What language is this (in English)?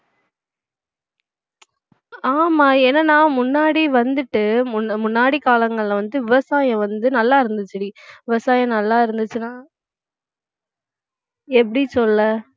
Tamil